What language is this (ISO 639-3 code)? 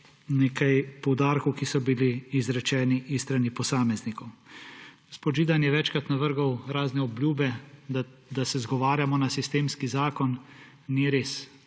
slv